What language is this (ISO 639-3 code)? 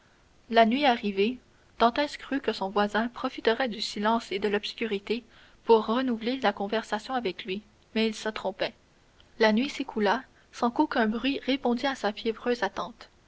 fra